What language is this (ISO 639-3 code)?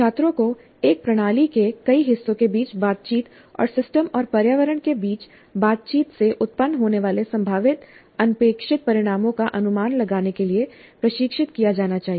hin